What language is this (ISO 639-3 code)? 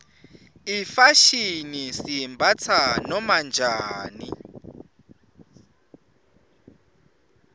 ssw